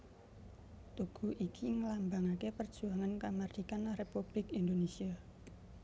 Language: Javanese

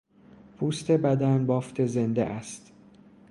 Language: Persian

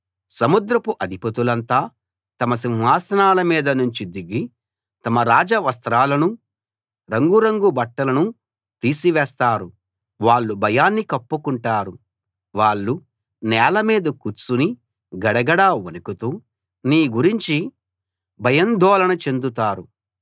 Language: Telugu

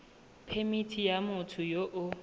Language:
Tswana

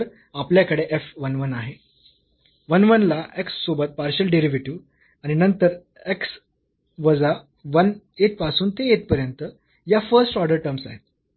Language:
Marathi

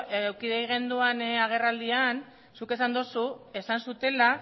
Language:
Basque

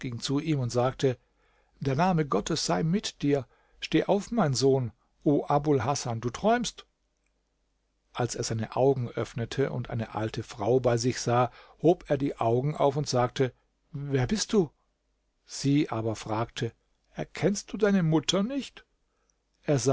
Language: German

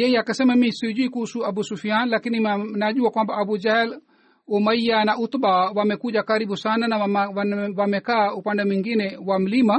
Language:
Swahili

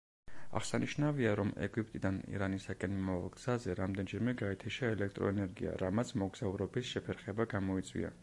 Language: Georgian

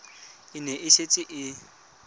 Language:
Tswana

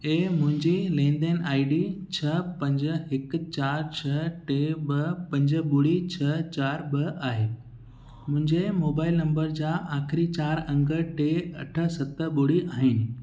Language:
Sindhi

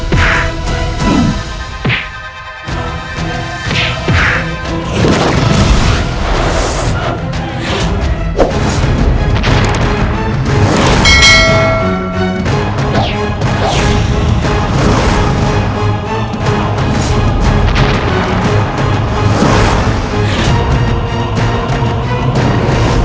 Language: Indonesian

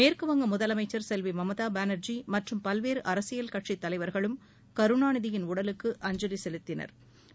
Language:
Tamil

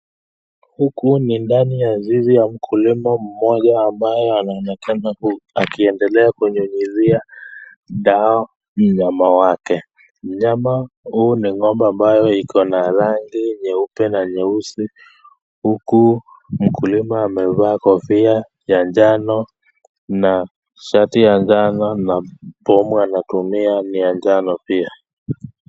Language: Swahili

